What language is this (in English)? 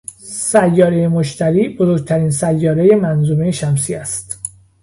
Persian